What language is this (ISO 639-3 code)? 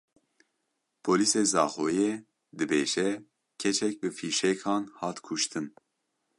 kur